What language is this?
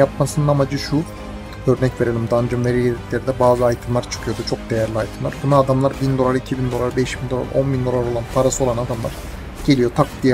Turkish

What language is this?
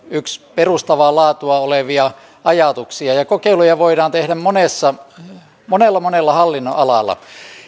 Finnish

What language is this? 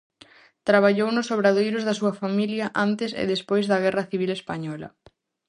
Galician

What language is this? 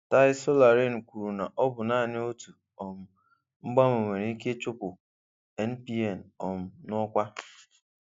Igbo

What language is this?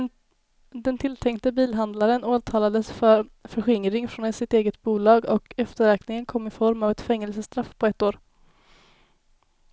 Swedish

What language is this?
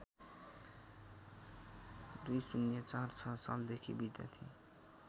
Nepali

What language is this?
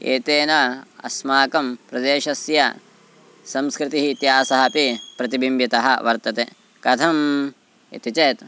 Sanskrit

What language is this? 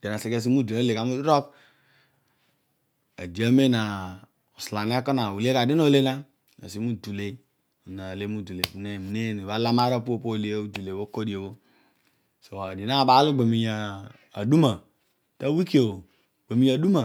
Odual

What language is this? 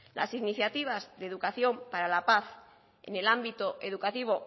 Spanish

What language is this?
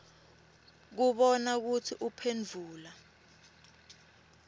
Swati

